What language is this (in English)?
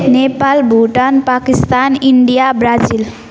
Nepali